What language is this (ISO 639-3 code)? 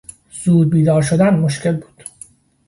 fas